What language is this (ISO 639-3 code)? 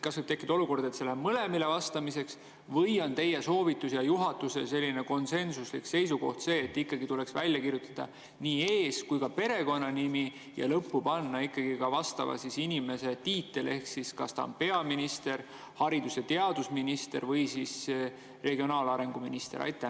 est